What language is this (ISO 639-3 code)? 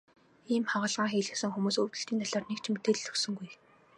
mon